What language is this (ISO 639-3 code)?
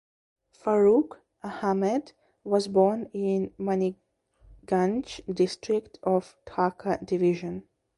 eng